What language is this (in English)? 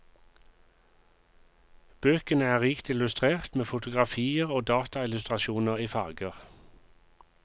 Norwegian